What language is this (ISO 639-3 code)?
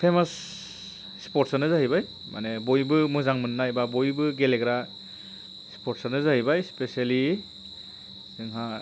brx